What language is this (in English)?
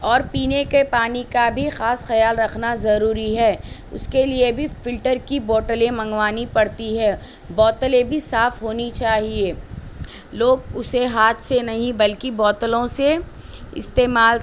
Urdu